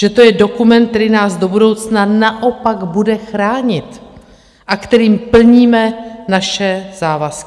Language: Czech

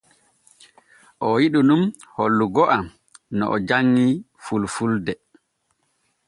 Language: Borgu Fulfulde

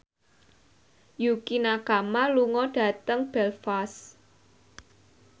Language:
Javanese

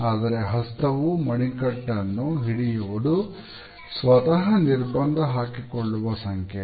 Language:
Kannada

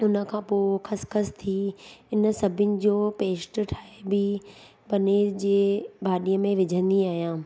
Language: Sindhi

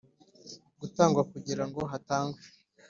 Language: Kinyarwanda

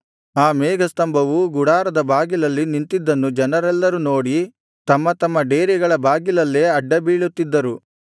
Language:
Kannada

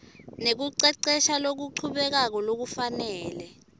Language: Swati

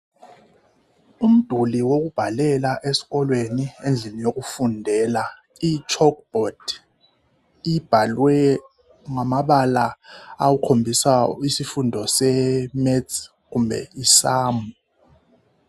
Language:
North Ndebele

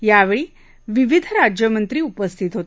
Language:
Marathi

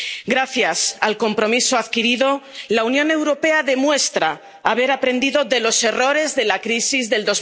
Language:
Spanish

